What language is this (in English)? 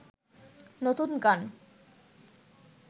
Bangla